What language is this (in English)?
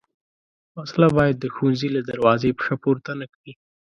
Pashto